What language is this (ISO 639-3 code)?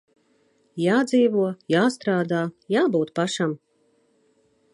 lav